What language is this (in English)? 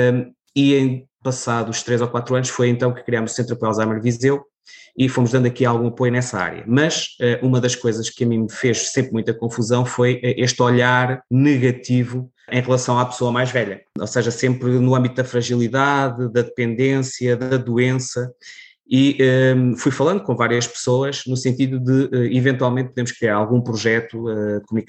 Portuguese